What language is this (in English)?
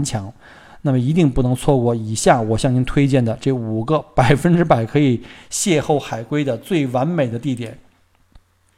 Chinese